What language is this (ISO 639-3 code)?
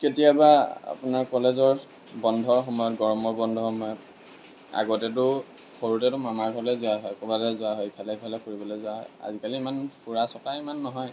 asm